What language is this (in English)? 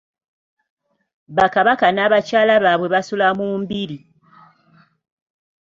Ganda